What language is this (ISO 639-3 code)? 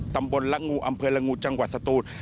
tha